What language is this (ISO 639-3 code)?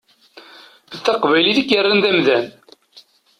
kab